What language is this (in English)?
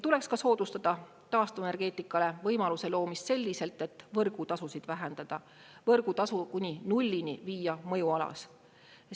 Estonian